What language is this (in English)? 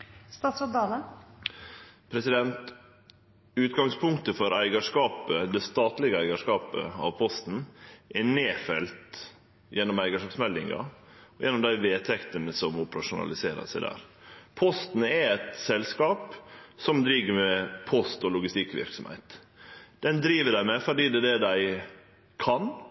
Norwegian Nynorsk